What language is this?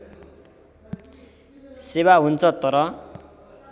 Nepali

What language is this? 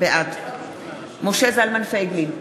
Hebrew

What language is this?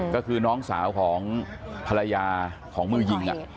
Thai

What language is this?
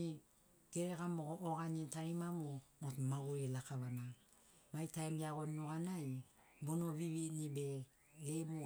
Sinaugoro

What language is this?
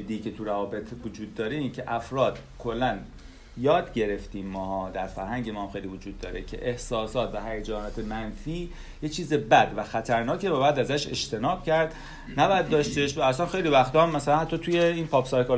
Persian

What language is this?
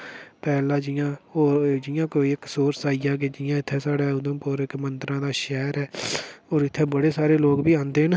Dogri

